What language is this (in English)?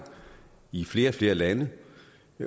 Danish